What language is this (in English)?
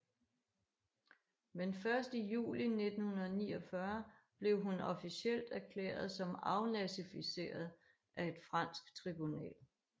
Danish